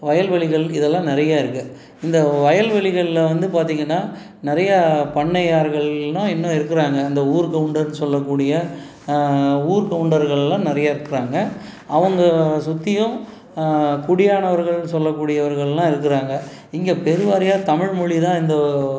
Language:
Tamil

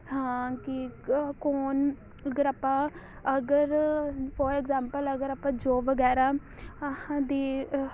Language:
Punjabi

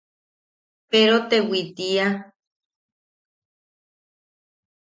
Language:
Yaqui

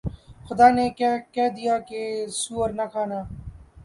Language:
Urdu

